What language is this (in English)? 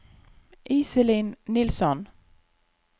Norwegian